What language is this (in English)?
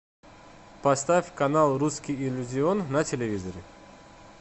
Russian